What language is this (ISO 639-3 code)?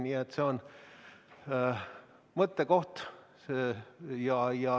est